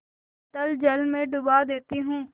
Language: Hindi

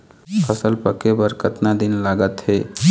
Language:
Chhattisgarhi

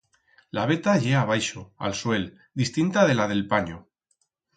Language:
Aragonese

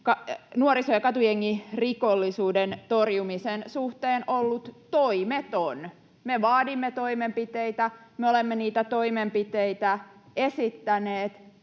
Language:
Finnish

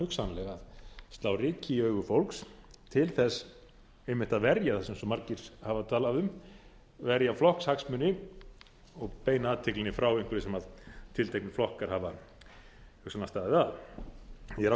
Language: Icelandic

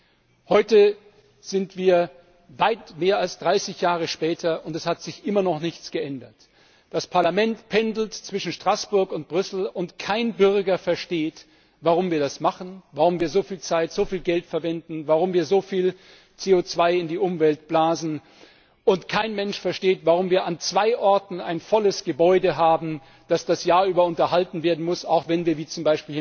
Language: German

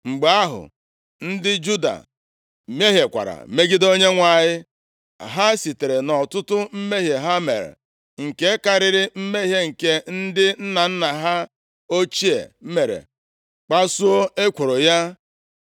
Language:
Igbo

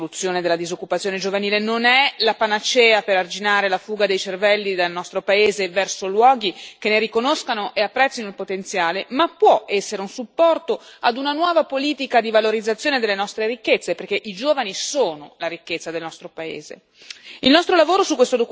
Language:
Italian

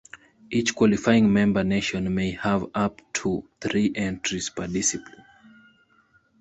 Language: English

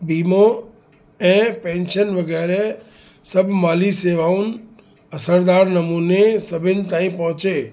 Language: Sindhi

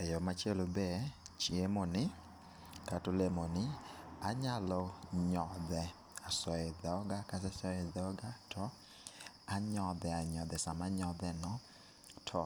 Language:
Luo (Kenya and Tanzania)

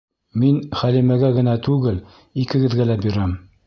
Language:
Bashkir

